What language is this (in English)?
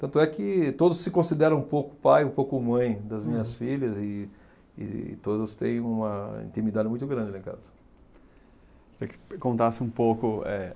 Portuguese